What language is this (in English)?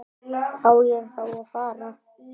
Icelandic